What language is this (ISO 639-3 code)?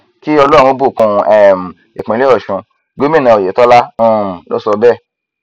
yor